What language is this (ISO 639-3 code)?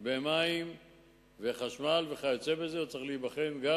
heb